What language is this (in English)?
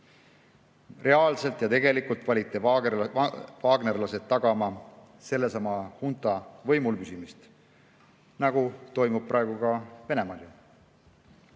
Estonian